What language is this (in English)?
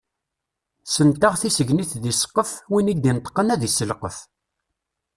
Kabyle